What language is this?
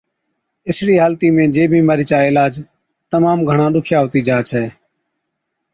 Od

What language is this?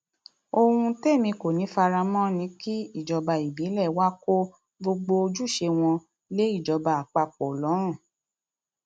Yoruba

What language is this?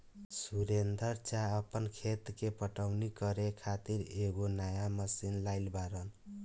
Bhojpuri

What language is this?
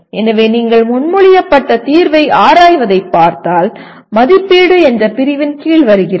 Tamil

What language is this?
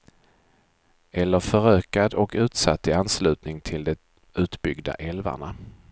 Swedish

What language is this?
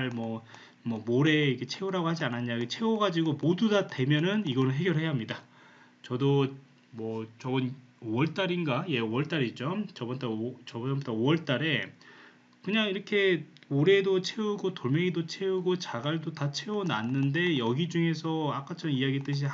Korean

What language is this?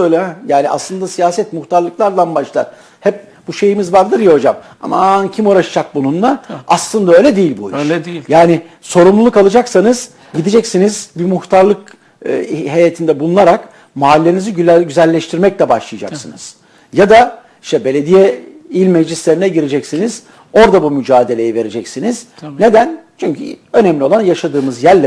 Turkish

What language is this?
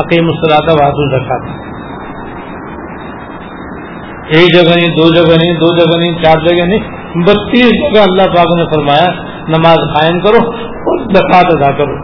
Urdu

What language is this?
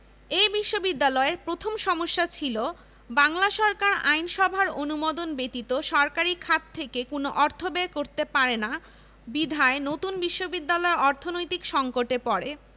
Bangla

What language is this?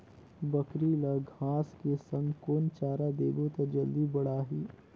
Chhattisgarhi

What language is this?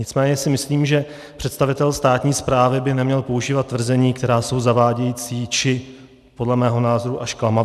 Czech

